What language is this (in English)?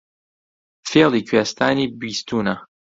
Central Kurdish